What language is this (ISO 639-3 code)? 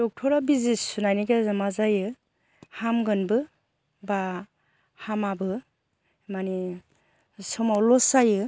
brx